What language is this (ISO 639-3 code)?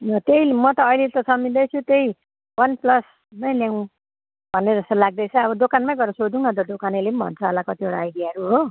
nep